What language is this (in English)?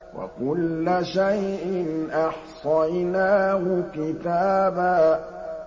Arabic